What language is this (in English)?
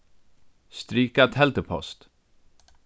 Faroese